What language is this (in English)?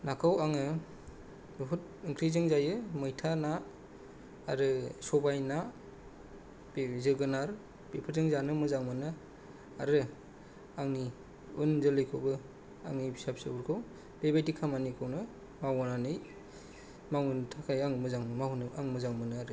Bodo